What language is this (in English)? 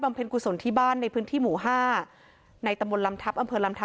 Thai